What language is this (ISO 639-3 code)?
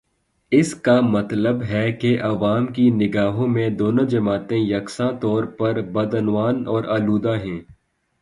urd